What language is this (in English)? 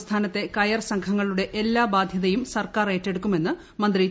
Malayalam